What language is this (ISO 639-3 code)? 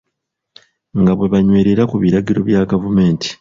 lug